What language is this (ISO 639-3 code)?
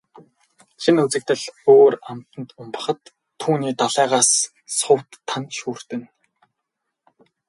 mon